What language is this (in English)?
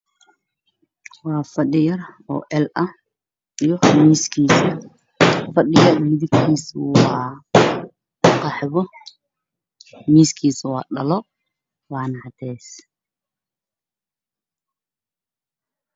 Somali